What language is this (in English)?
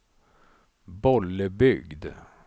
Swedish